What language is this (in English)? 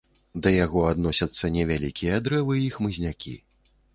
Belarusian